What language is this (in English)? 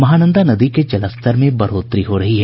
Hindi